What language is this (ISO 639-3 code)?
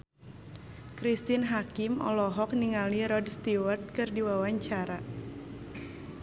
sun